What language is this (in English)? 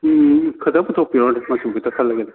Manipuri